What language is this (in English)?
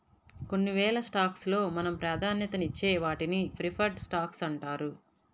Telugu